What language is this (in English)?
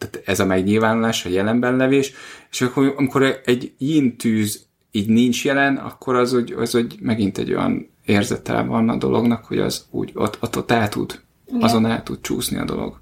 Hungarian